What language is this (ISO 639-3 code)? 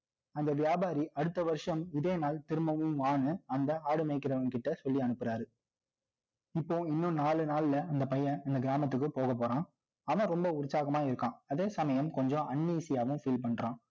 tam